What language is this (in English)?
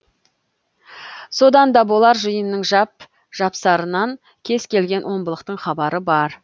Kazakh